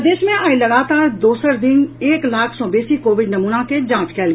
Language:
Maithili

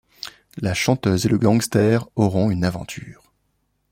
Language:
French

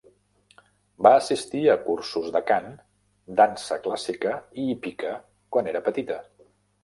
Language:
Catalan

